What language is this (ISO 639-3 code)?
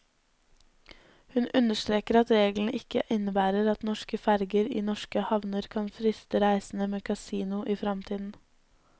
nor